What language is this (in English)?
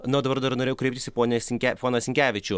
Lithuanian